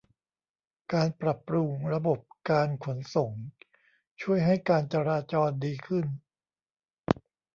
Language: Thai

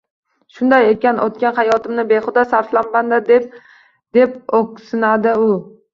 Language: Uzbek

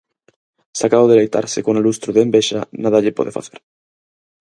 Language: Galician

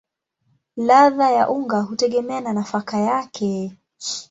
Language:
Swahili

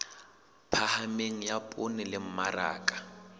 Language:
Southern Sotho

